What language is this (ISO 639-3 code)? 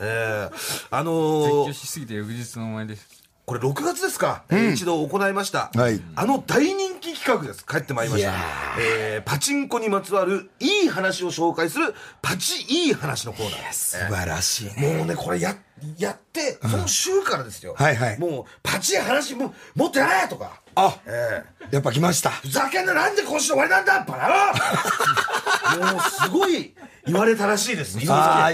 jpn